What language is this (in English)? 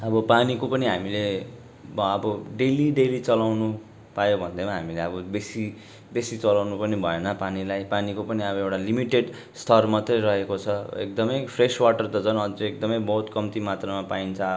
Nepali